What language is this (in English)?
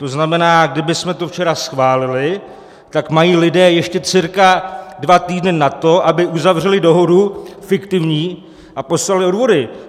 Czech